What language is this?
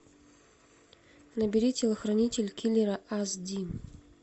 Russian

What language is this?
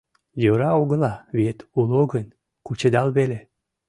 Mari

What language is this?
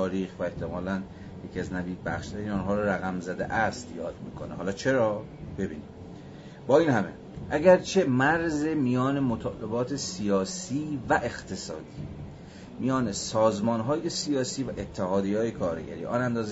Persian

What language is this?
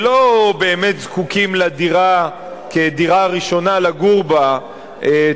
Hebrew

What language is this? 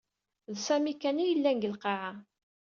Kabyle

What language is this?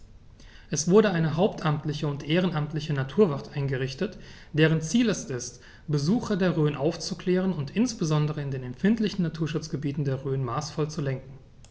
German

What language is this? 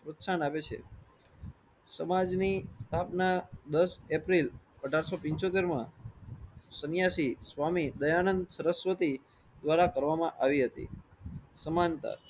Gujarati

